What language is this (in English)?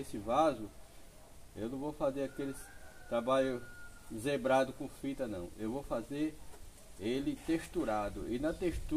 Portuguese